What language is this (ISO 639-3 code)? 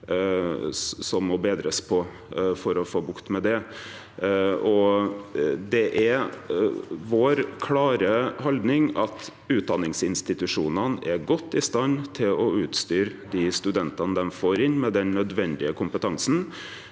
nor